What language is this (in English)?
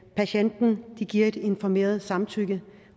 Danish